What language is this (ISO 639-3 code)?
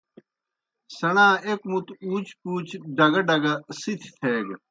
plk